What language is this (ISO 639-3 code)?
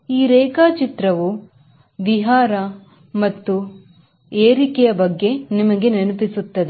kan